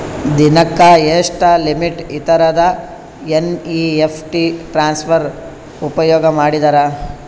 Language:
Kannada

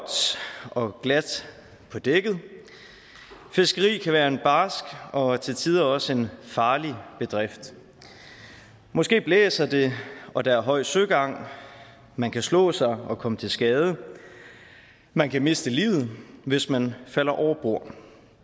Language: Danish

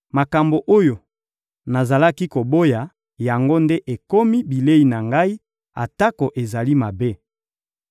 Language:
Lingala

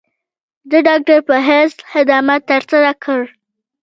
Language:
Pashto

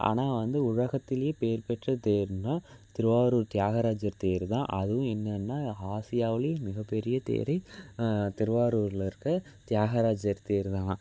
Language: Tamil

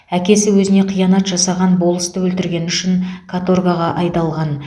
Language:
Kazakh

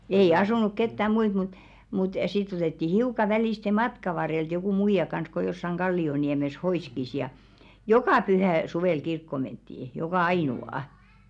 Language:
Finnish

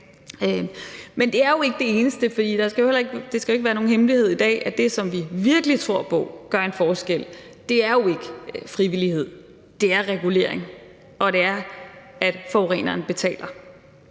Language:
Danish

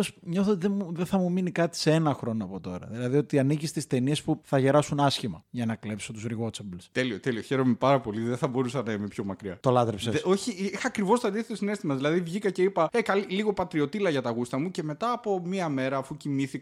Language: Greek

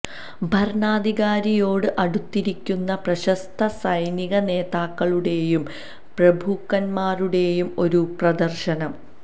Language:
Malayalam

